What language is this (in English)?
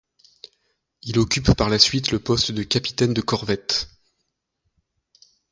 French